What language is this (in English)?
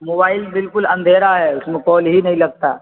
Urdu